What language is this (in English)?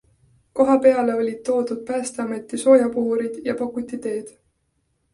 Estonian